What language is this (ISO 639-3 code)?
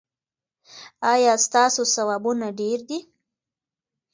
pus